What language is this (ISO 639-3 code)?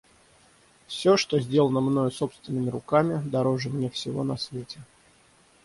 rus